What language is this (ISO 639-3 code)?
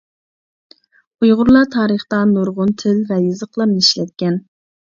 uig